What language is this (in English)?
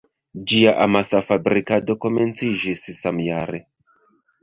Esperanto